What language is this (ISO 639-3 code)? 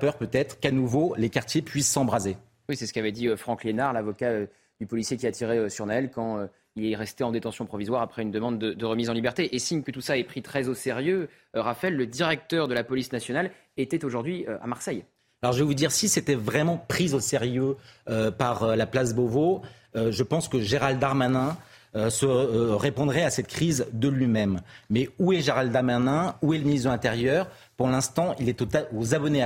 fra